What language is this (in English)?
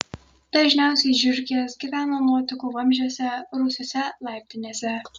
Lithuanian